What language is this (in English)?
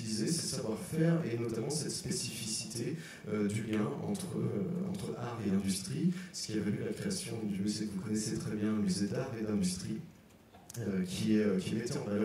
French